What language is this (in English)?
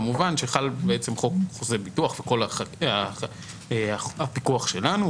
Hebrew